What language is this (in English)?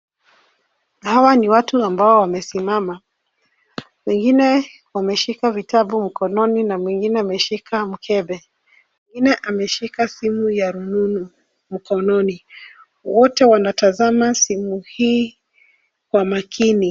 Swahili